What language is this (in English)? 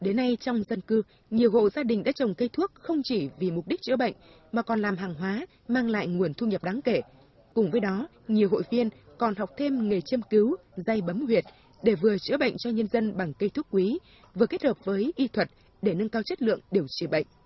Vietnamese